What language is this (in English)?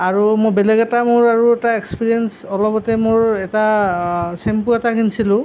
Assamese